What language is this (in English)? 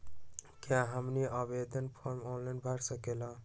Magahi